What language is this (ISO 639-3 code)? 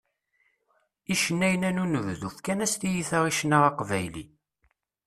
kab